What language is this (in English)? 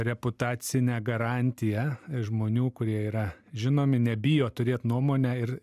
Lithuanian